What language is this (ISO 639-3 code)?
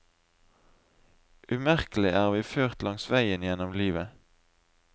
nor